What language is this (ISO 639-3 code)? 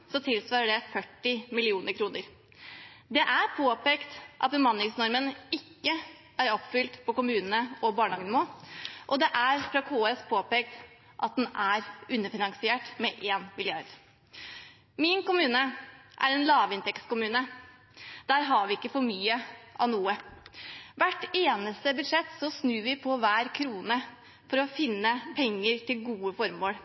nob